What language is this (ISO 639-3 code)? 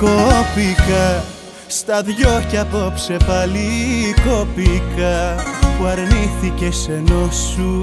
ell